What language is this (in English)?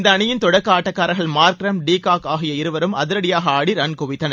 Tamil